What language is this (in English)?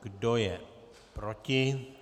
Czech